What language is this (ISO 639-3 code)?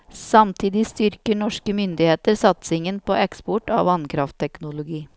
nor